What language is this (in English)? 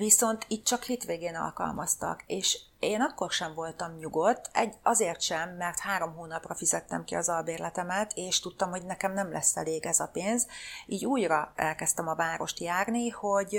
Hungarian